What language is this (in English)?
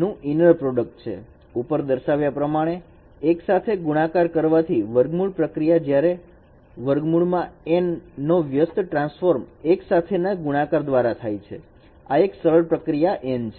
Gujarati